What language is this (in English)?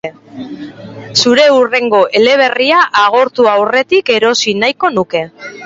Basque